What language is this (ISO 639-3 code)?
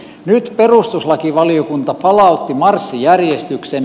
fin